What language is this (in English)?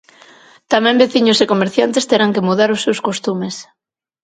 Galician